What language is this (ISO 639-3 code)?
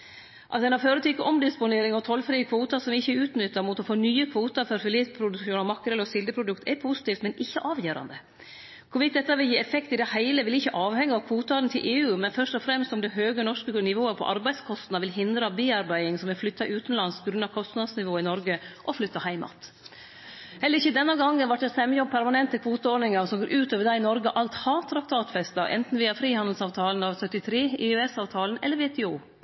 nno